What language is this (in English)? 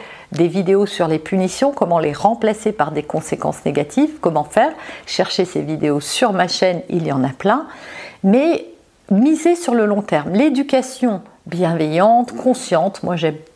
French